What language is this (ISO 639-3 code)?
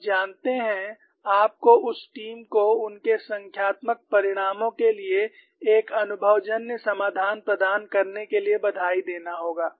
hin